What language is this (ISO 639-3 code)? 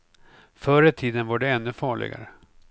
swe